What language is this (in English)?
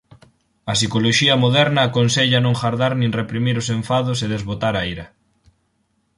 Galician